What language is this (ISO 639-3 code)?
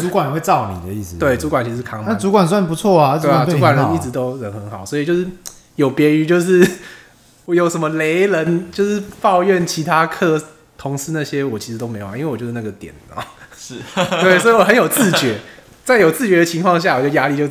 zho